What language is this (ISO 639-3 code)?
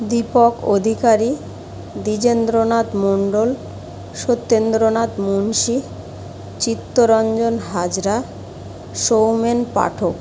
ben